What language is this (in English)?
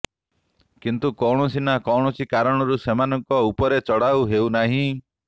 Odia